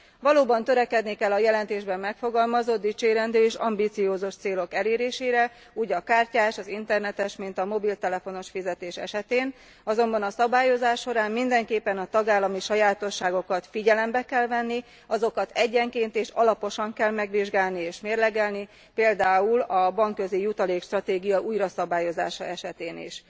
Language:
Hungarian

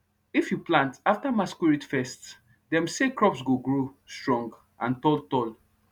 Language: Nigerian Pidgin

